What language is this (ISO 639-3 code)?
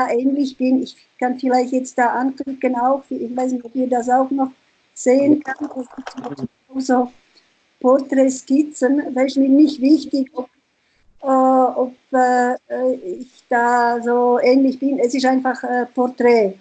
deu